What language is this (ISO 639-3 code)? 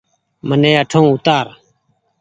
gig